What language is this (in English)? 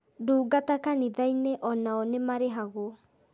Kikuyu